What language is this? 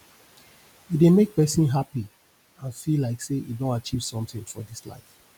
Nigerian Pidgin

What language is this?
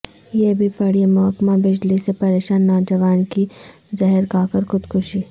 Urdu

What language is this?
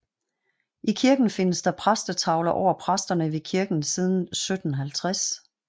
Danish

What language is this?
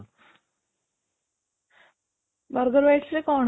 Odia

